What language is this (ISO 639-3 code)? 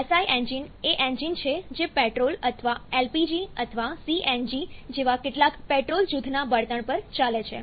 guj